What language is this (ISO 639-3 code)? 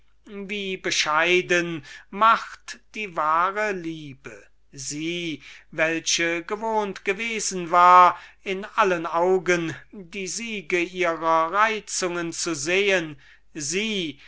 deu